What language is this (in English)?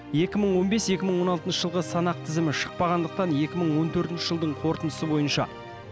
Kazakh